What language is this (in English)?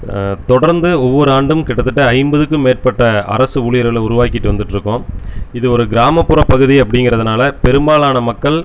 Tamil